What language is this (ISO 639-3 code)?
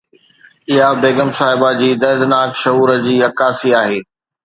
snd